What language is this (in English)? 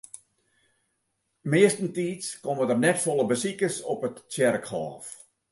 Western Frisian